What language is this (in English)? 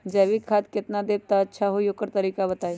Magahi